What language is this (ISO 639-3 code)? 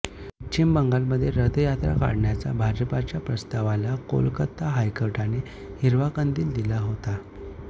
mar